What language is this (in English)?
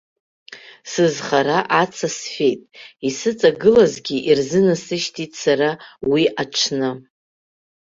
Abkhazian